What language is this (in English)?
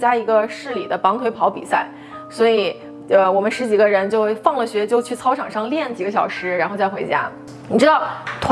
Chinese